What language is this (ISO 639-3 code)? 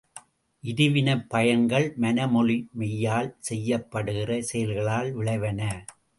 tam